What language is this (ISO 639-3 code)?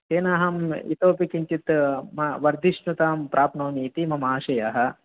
san